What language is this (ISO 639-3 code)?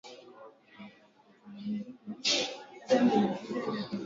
swa